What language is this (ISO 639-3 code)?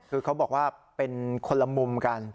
tha